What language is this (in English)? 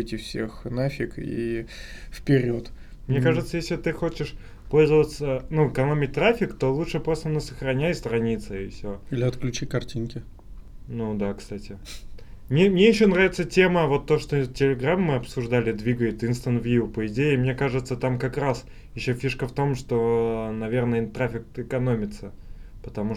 Russian